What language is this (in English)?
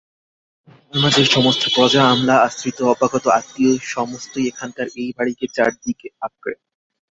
Bangla